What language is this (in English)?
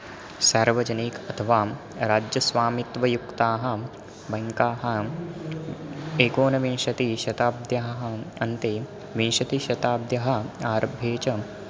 Sanskrit